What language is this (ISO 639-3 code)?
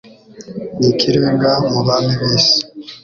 kin